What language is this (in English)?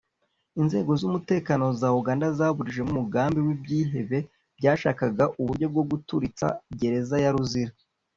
Kinyarwanda